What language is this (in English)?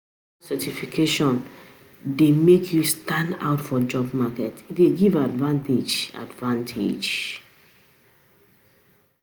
Nigerian Pidgin